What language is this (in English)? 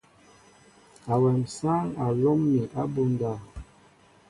Mbo (Cameroon)